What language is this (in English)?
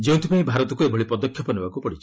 Odia